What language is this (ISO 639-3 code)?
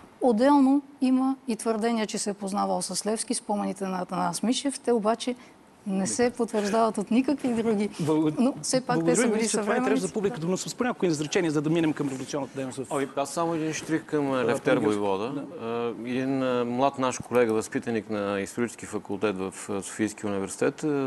bul